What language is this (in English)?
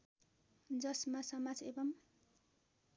Nepali